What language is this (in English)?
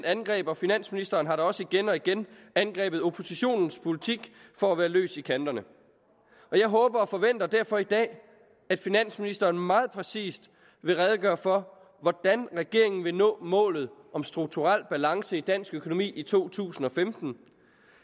Danish